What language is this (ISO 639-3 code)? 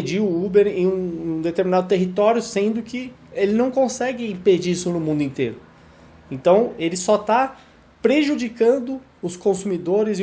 por